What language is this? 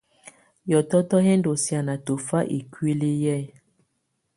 Tunen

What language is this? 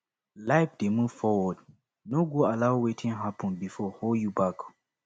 Nigerian Pidgin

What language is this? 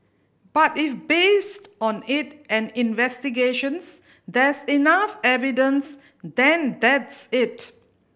English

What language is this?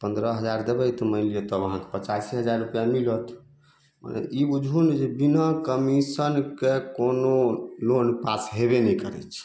Maithili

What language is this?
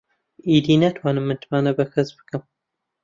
Central Kurdish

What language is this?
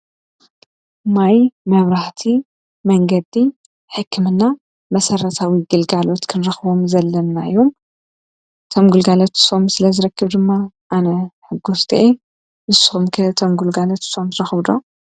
Tigrinya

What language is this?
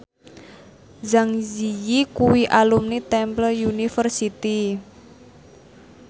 Javanese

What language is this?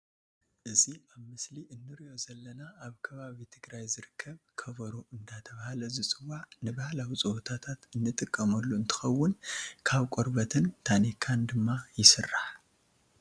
Tigrinya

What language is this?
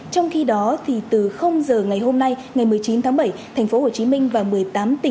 Vietnamese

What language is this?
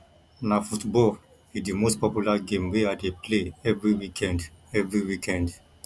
Nigerian Pidgin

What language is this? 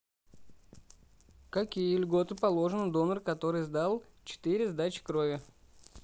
Russian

